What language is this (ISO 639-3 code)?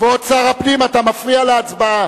heb